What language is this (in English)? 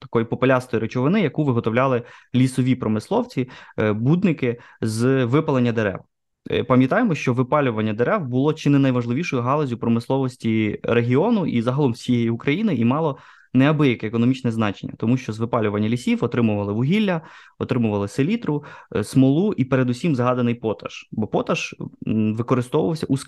Ukrainian